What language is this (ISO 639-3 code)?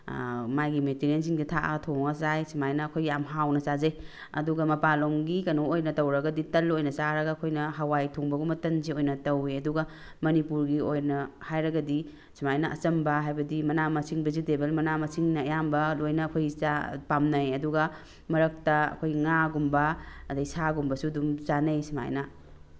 mni